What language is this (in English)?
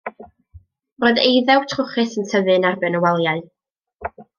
Welsh